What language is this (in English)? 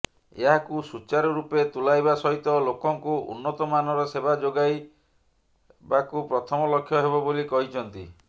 Odia